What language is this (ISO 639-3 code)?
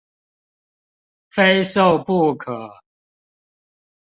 zho